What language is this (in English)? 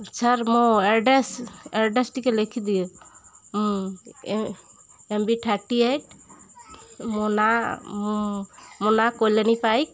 Odia